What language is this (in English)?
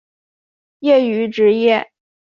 Chinese